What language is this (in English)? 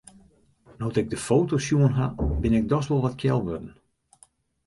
Western Frisian